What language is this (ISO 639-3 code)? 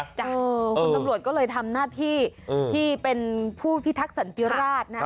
tha